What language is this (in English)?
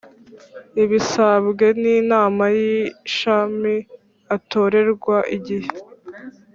Kinyarwanda